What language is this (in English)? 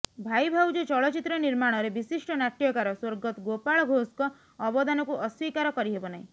Odia